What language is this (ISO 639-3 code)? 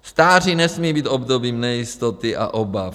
ces